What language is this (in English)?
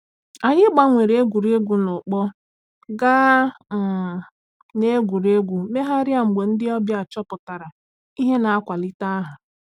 Igbo